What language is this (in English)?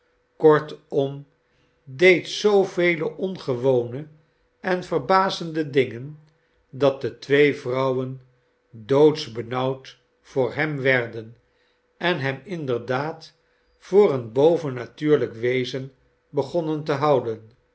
Dutch